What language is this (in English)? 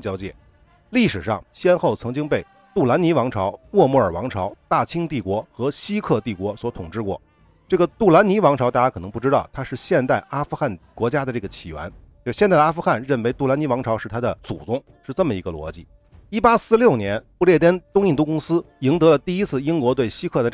Chinese